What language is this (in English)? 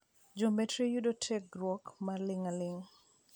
Luo (Kenya and Tanzania)